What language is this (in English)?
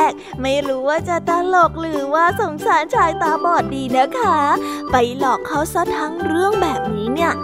Thai